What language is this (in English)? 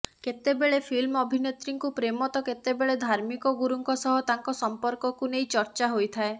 Odia